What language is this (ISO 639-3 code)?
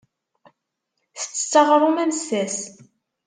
kab